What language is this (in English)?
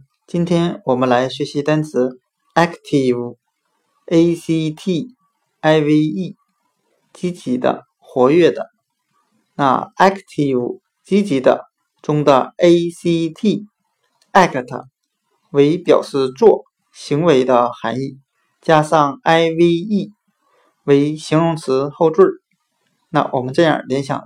Chinese